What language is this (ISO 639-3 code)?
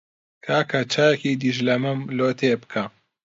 ckb